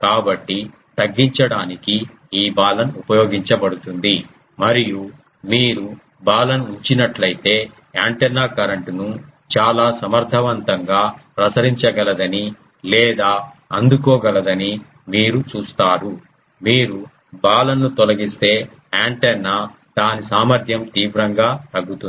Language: Telugu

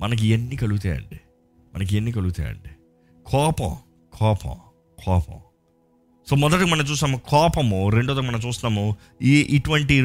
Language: Telugu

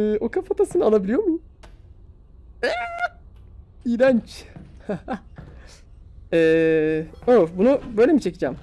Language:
Turkish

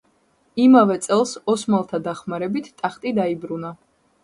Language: Georgian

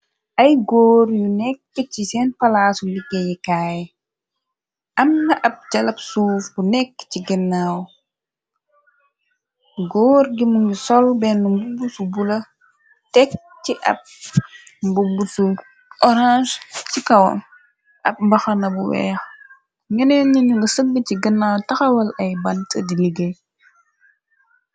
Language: Wolof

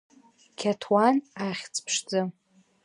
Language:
Abkhazian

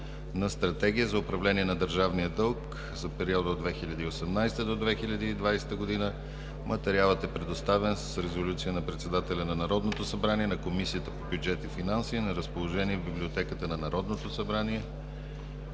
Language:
Bulgarian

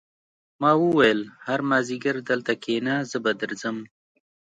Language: Pashto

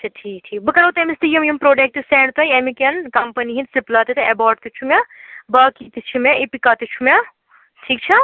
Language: Kashmiri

